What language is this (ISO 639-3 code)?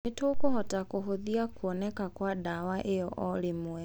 kik